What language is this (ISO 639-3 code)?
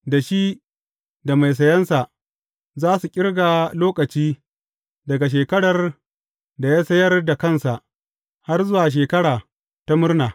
hau